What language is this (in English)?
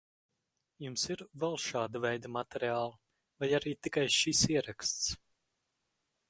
Latvian